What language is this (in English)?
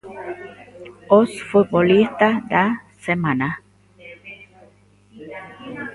Galician